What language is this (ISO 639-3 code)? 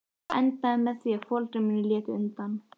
isl